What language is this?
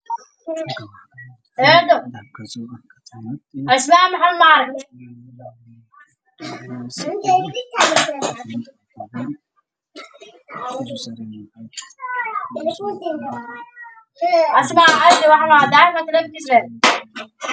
Somali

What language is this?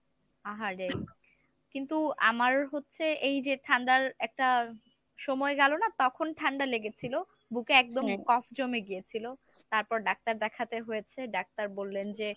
Bangla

